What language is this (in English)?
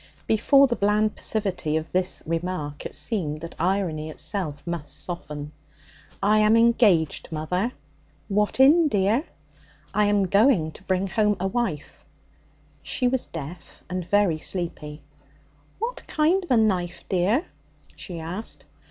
English